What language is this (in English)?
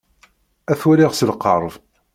Kabyle